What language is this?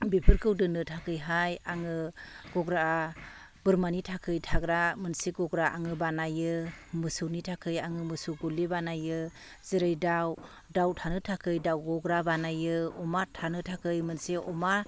Bodo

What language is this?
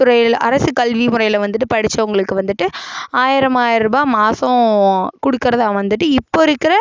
Tamil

